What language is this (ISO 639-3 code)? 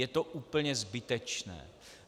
ces